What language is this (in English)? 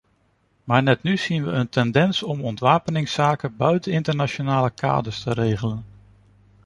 Dutch